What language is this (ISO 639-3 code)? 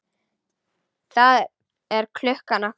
isl